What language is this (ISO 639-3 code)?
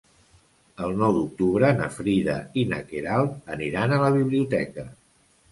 cat